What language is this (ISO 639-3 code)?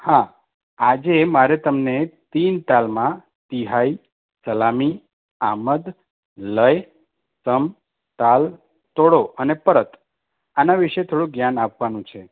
guj